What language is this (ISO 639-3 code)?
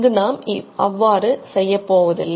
tam